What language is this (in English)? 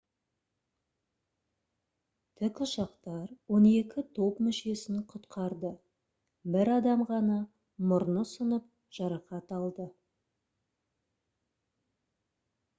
Kazakh